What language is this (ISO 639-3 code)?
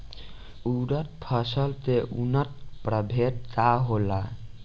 bho